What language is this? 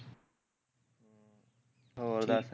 Punjabi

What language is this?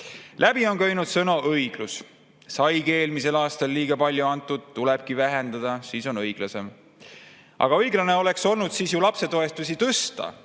Estonian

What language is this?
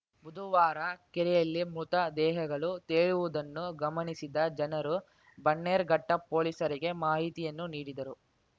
Kannada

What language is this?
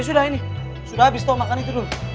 Indonesian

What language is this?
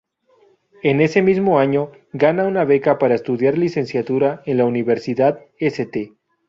Spanish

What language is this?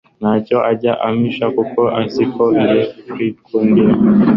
Kinyarwanda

